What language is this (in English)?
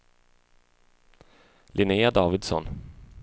Swedish